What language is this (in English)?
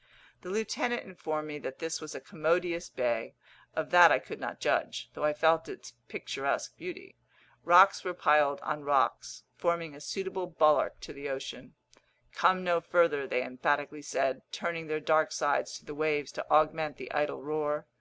English